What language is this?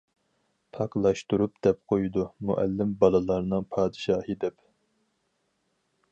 Uyghur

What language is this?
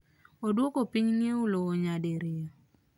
Luo (Kenya and Tanzania)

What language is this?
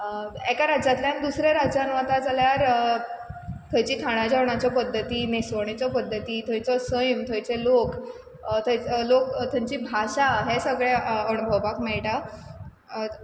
Konkani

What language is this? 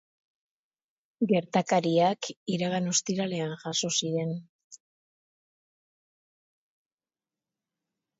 Basque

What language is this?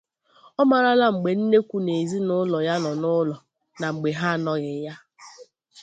Igbo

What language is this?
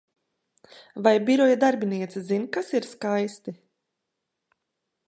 Latvian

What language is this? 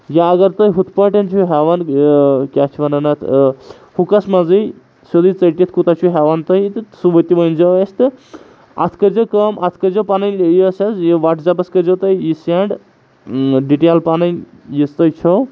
Kashmiri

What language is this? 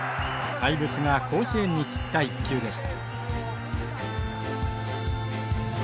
Japanese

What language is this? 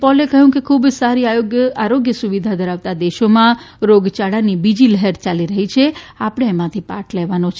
Gujarati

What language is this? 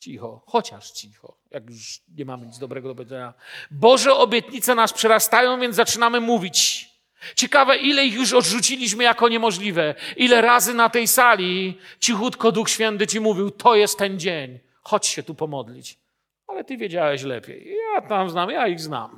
Polish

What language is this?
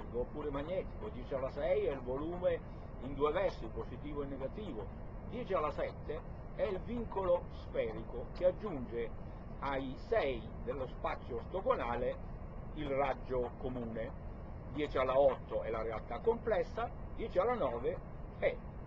Italian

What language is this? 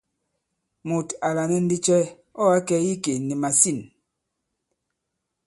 Bankon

